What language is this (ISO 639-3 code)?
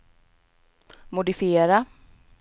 swe